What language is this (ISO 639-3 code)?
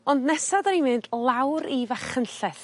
cym